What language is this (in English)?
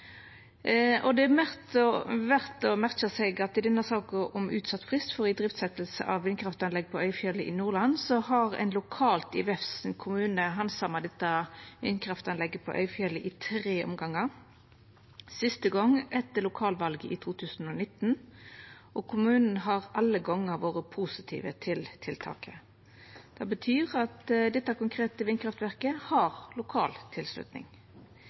Norwegian Nynorsk